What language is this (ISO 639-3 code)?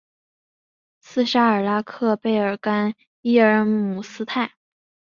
zho